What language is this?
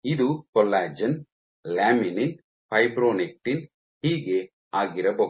Kannada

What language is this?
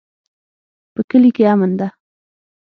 Pashto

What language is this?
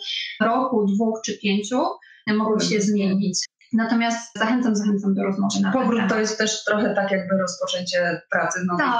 Polish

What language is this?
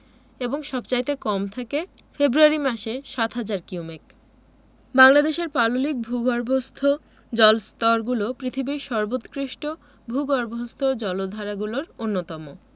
Bangla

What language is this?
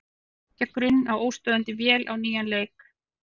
Icelandic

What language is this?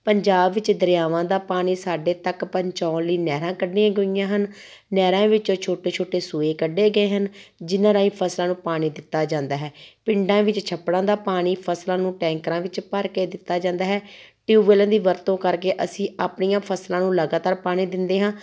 Punjabi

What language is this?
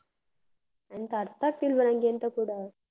Kannada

